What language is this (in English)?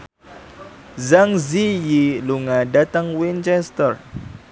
Javanese